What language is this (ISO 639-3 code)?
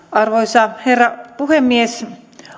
fin